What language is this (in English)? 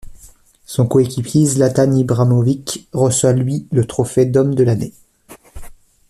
French